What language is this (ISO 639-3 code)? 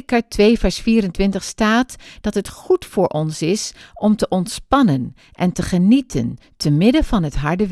nld